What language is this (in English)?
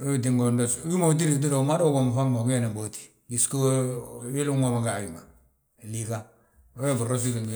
Balanta-Ganja